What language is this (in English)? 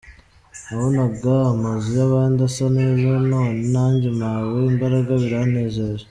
Kinyarwanda